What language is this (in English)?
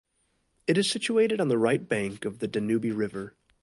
English